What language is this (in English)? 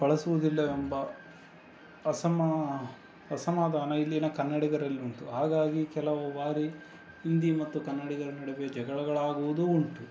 Kannada